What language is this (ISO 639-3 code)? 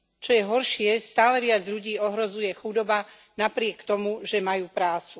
slk